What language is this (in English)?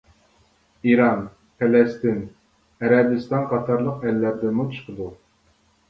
Uyghur